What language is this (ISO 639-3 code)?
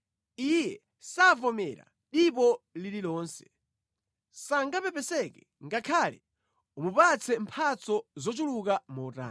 nya